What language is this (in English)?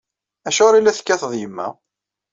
Kabyle